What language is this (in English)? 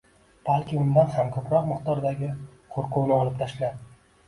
Uzbek